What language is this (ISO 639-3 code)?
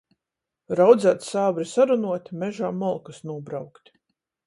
ltg